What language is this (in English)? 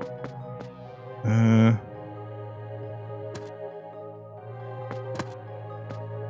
German